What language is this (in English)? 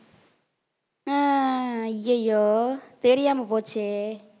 Tamil